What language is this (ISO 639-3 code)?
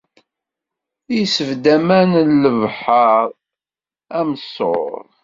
kab